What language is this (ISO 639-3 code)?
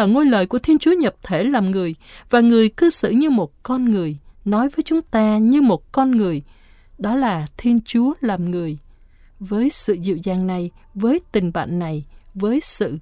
vie